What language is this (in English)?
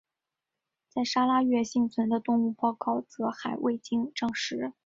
Chinese